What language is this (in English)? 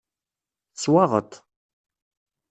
Kabyle